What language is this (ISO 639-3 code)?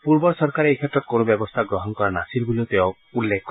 asm